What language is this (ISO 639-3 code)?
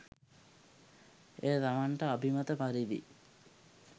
sin